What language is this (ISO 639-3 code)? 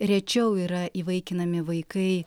lit